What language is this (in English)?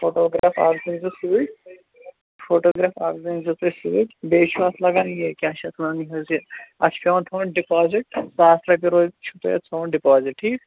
Kashmiri